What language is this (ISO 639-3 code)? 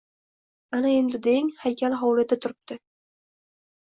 uzb